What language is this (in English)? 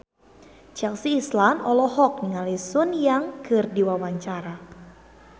Sundanese